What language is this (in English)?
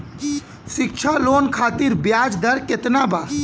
Bhojpuri